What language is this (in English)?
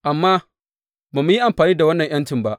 Hausa